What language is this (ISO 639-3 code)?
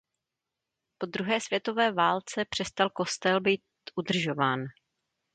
ces